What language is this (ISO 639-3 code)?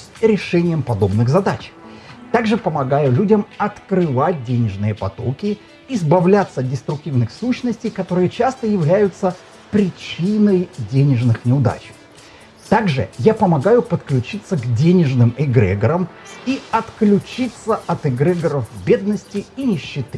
rus